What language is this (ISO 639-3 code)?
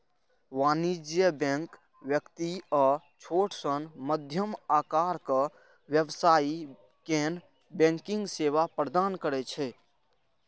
mai